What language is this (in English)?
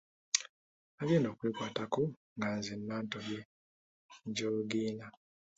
Ganda